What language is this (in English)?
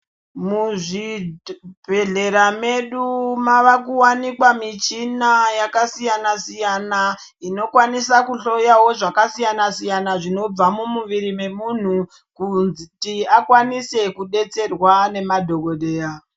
Ndau